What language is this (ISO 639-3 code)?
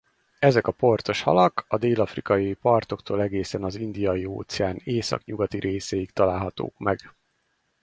hun